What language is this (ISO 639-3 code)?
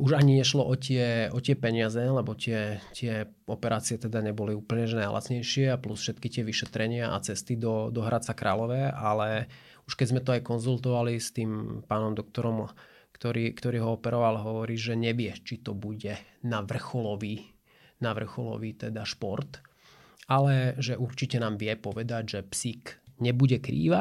slk